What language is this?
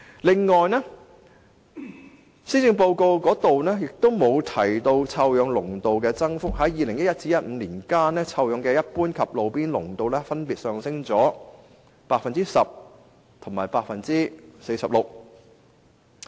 Cantonese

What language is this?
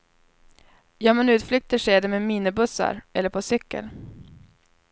Swedish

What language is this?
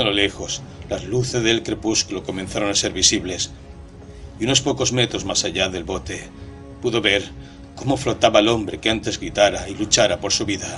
Spanish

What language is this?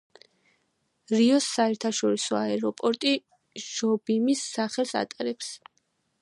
Georgian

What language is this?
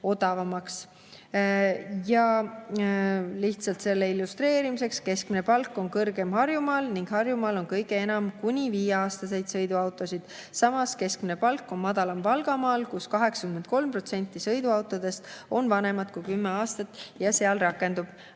Estonian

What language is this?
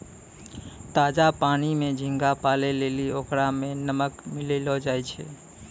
Maithili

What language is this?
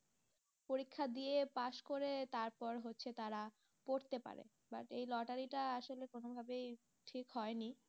Bangla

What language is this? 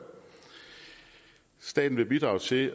Danish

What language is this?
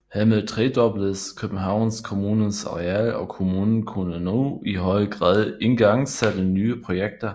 Danish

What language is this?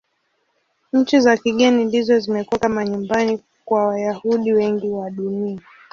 Swahili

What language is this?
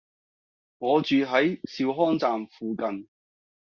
Cantonese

